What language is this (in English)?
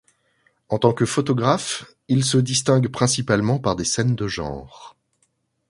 French